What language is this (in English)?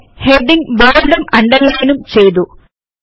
Malayalam